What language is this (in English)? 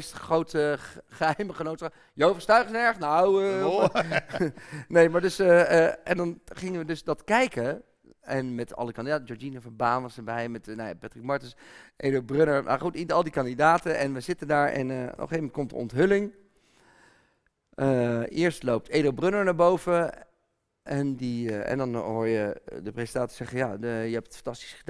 Dutch